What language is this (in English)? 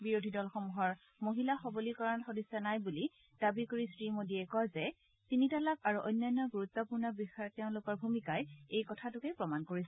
Assamese